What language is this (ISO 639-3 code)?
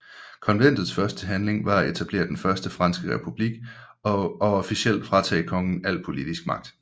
dan